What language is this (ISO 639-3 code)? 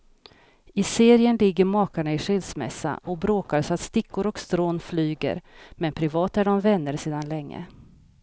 swe